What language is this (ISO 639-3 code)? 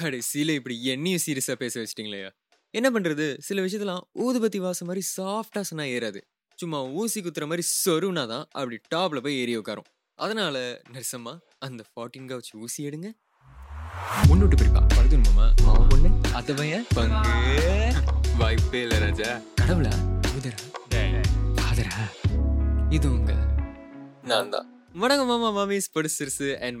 tam